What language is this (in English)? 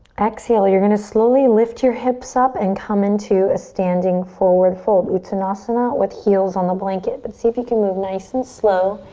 English